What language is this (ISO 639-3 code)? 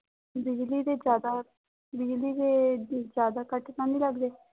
pan